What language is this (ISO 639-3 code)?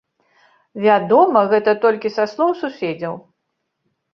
bel